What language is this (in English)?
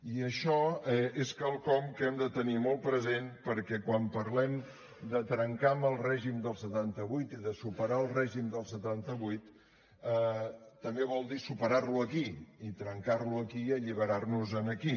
Catalan